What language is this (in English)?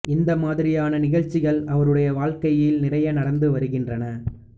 Tamil